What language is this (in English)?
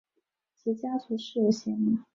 Chinese